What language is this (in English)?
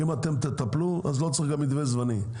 Hebrew